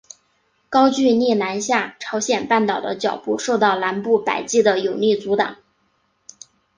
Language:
Chinese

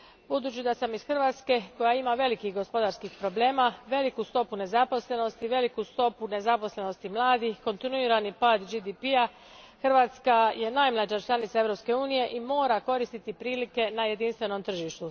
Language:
Croatian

